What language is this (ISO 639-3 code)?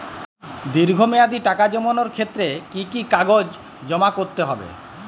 ben